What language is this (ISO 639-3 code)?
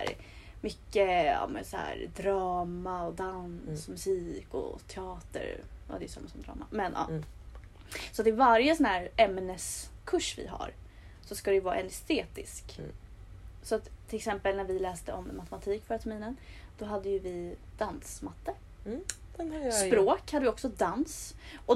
swe